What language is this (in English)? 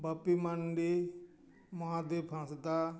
Santali